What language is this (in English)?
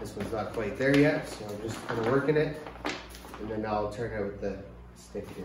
English